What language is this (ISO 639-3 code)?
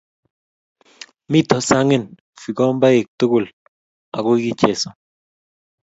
kln